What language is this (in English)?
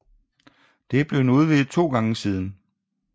Danish